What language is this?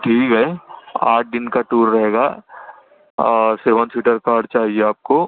Urdu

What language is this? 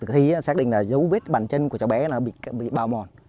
Vietnamese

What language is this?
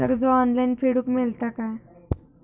Marathi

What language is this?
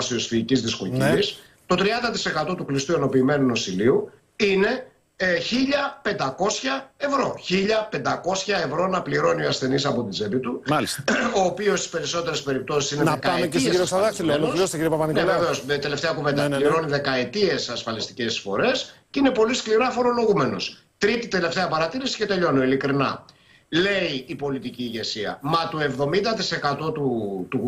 Greek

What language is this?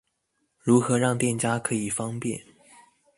Chinese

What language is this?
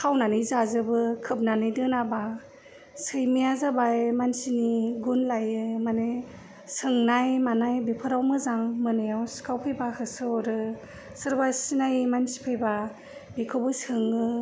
Bodo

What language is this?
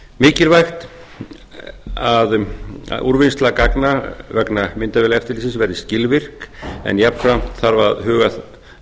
Icelandic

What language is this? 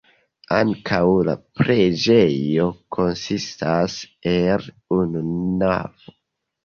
Esperanto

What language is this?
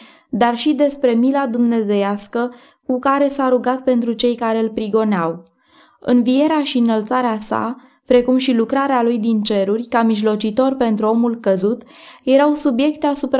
Romanian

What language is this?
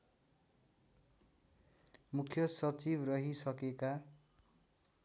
Nepali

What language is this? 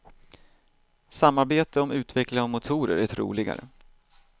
Swedish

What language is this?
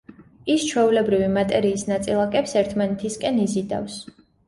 Georgian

